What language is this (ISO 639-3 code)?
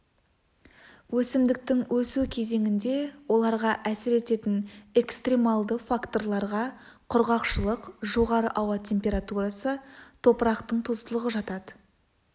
kaz